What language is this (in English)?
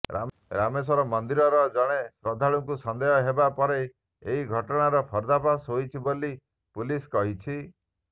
Odia